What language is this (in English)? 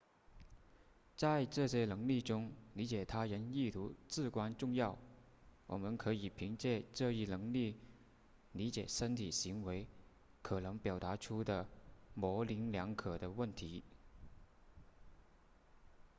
Chinese